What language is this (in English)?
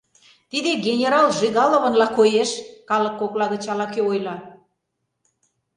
Mari